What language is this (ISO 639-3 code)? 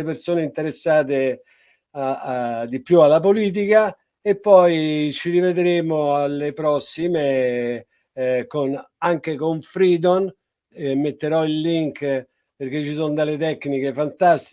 ita